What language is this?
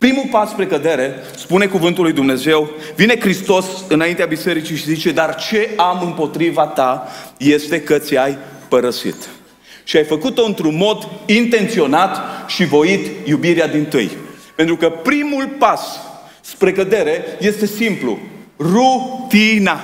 Romanian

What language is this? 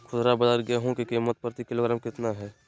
Magahi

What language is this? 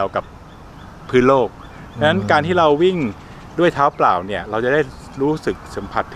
Thai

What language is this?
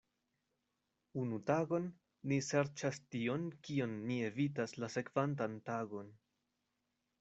Esperanto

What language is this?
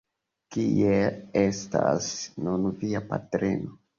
Esperanto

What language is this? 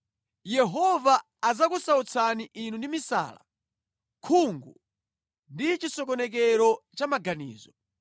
Nyanja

